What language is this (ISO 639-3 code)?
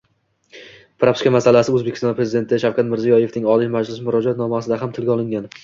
uzb